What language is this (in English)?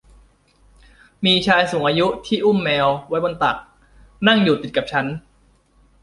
Thai